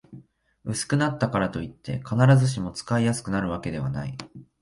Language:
Japanese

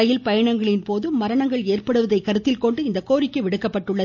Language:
Tamil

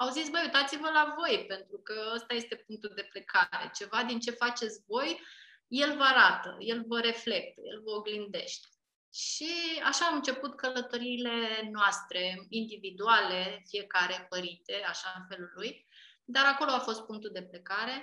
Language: Romanian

